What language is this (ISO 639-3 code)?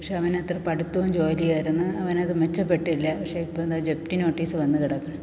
mal